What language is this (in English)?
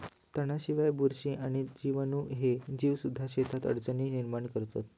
Marathi